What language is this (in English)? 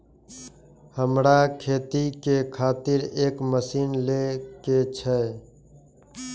Maithili